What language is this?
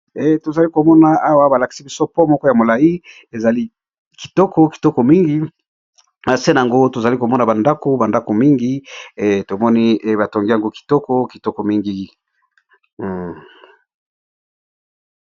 Lingala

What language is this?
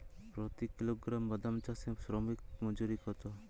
Bangla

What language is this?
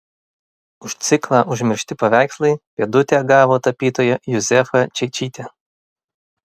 Lithuanian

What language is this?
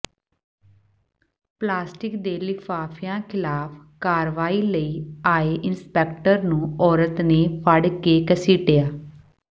Punjabi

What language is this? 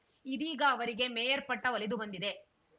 Kannada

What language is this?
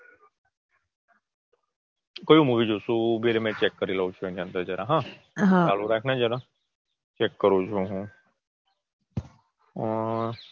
Gujarati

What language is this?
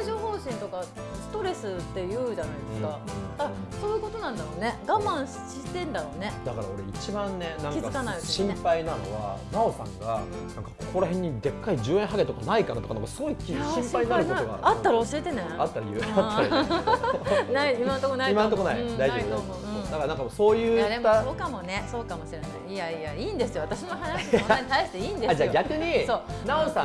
Japanese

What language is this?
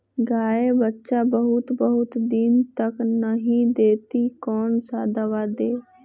Magahi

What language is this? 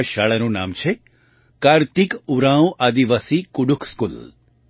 Gujarati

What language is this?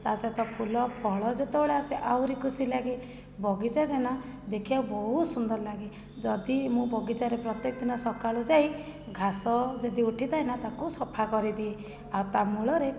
Odia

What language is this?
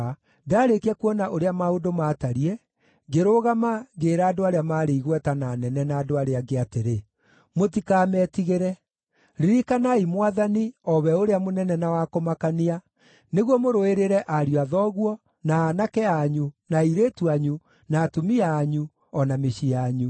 Kikuyu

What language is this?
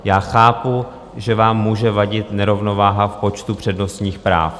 Czech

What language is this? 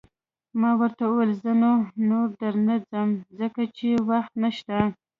Pashto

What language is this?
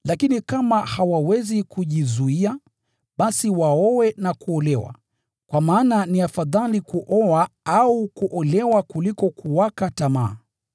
Swahili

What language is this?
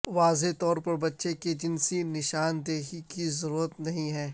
Urdu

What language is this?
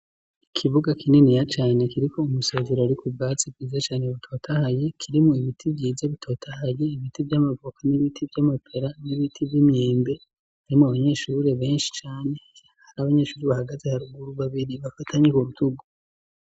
Rundi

